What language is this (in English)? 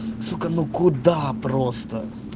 Russian